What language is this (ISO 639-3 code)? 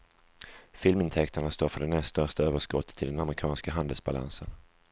swe